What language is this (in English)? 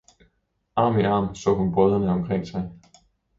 Danish